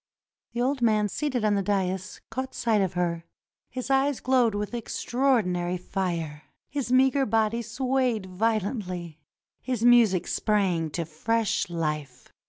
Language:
English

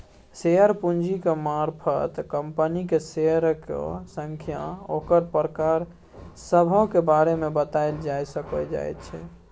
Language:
Maithili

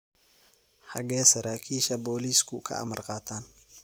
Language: Somali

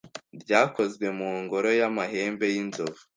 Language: Kinyarwanda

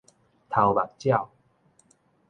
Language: Min Nan Chinese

